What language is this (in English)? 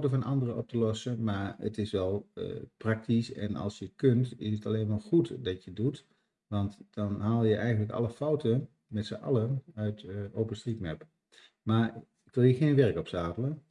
Dutch